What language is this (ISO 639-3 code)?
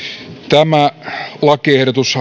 fin